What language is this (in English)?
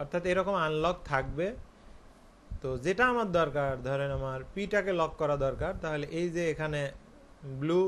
Hindi